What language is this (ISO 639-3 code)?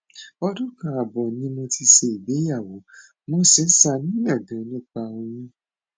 yor